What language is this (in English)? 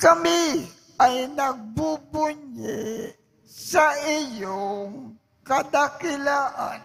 Filipino